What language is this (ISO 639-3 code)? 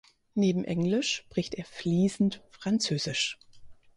deu